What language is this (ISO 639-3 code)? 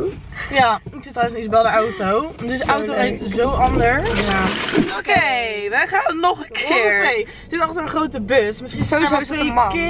nld